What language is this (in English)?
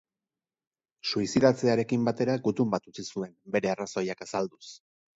Basque